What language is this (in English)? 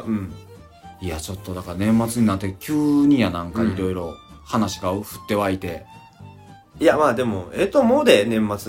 Japanese